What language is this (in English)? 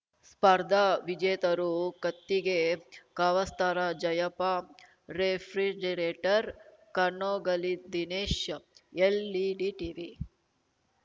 Kannada